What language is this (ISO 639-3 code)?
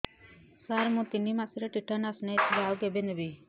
ori